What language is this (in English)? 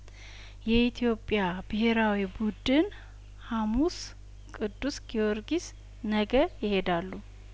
Amharic